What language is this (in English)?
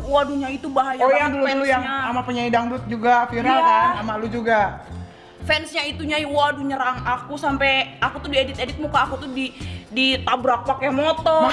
Indonesian